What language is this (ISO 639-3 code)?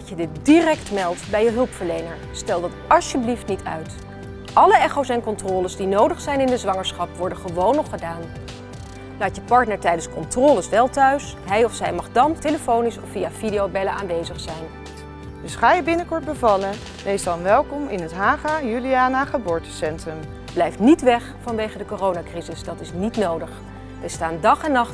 nld